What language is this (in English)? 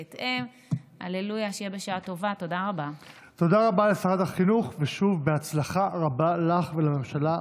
Hebrew